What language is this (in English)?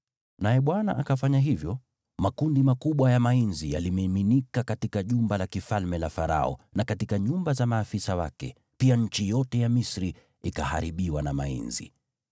Swahili